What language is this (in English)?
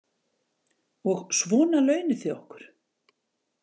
Icelandic